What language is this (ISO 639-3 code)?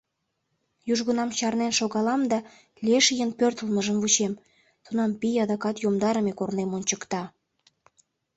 chm